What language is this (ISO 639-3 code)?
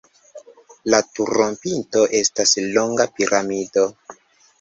epo